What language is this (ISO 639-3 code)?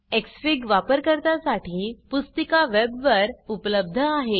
mar